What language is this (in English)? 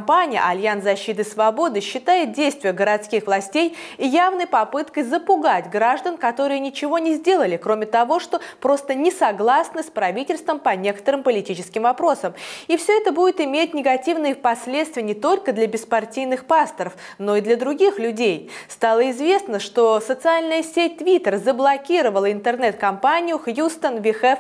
Russian